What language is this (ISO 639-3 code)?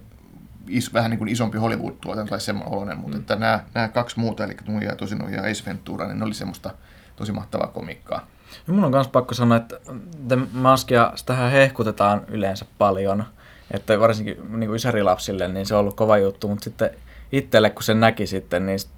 fin